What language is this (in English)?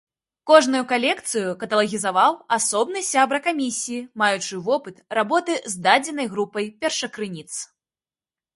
Belarusian